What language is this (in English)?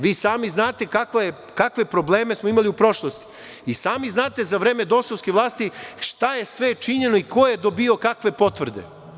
Serbian